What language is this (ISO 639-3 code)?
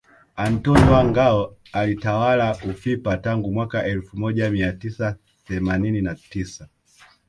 swa